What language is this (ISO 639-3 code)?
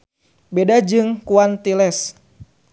sun